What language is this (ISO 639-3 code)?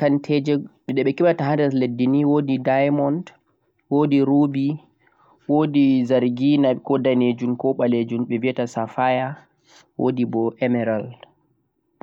fuq